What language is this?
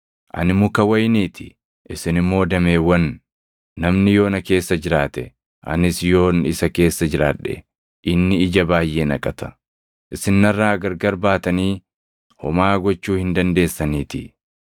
Oromo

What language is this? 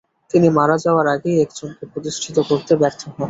Bangla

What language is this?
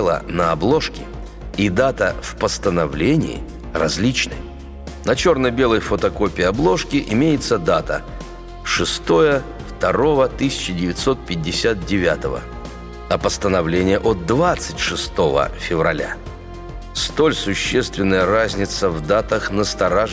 Russian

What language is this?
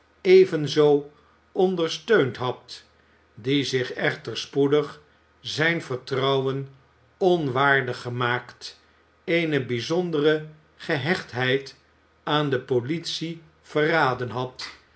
Dutch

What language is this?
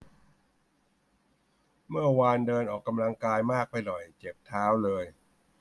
Thai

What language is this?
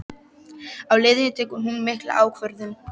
Icelandic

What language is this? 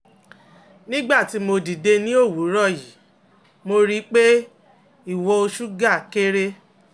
Yoruba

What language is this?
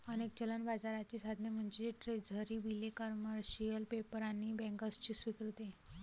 Marathi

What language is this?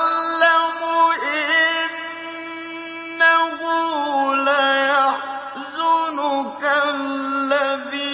Arabic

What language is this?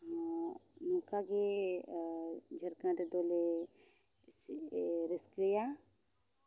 Santali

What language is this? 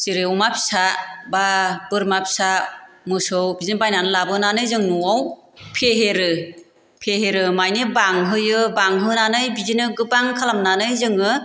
Bodo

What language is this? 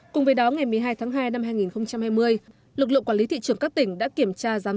Vietnamese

